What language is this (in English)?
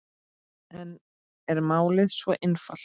Icelandic